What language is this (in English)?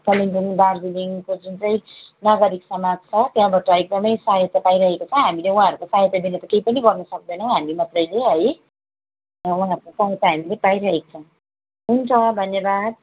Nepali